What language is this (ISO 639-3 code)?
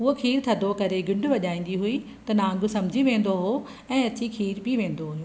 snd